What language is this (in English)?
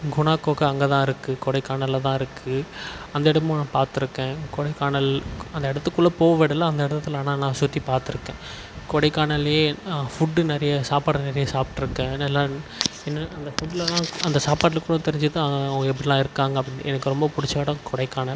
Tamil